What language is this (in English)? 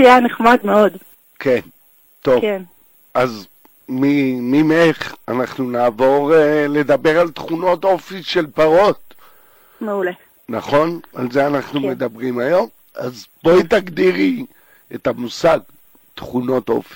Hebrew